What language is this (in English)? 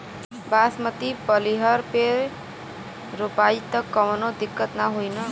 Bhojpuri